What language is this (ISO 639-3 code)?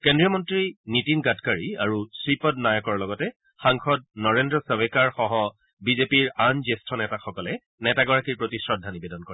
asm